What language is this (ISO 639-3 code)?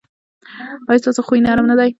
pus